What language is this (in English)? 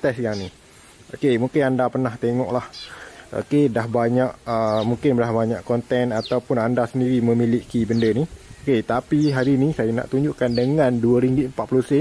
Malay